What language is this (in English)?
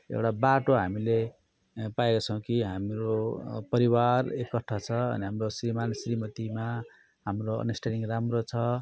Nepali